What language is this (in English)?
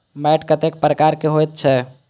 Maithili